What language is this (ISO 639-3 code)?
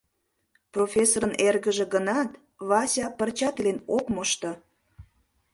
chm